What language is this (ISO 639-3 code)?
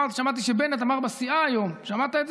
heb